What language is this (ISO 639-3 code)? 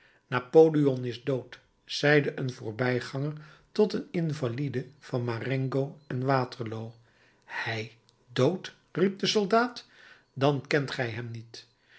nld